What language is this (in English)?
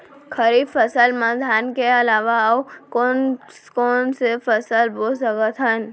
Chhattisgarhi